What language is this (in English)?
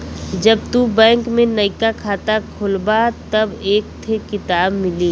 Bhojpuri